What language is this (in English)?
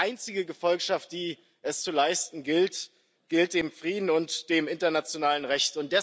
German